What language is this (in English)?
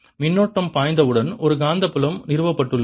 Tamil